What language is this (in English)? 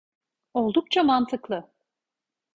Turkish